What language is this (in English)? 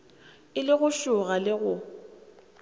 Northern Sotho